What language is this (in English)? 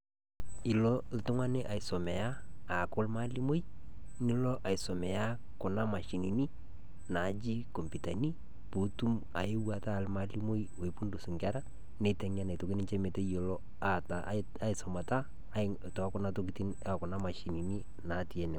Masai